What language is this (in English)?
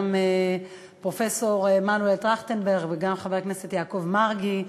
Hebrew